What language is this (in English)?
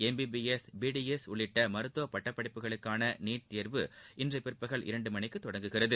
Tamil